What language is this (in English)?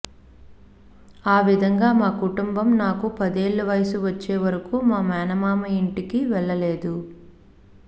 Telugu